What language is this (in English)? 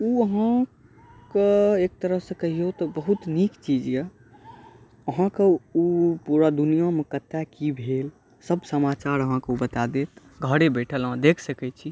Maithili